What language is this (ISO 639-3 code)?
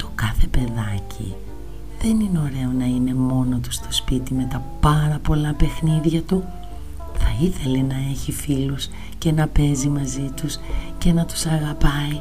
ell